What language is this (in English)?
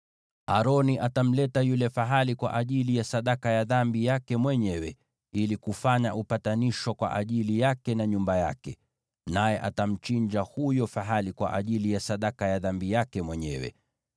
Swahili